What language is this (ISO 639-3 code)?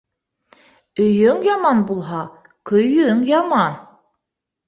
bak